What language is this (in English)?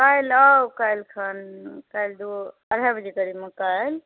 Maithili